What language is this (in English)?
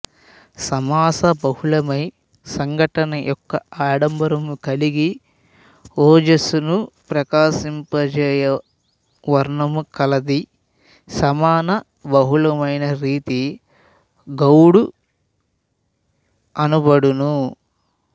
Telugu